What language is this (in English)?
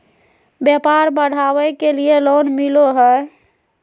Magahi